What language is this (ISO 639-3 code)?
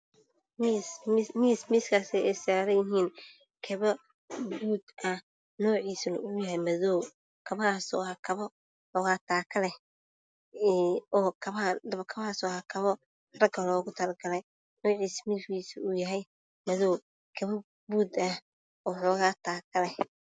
som